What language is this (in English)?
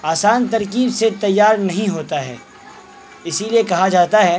Urdu